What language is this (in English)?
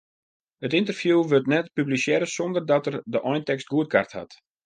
Western Frisian